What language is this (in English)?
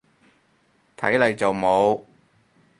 Cantonese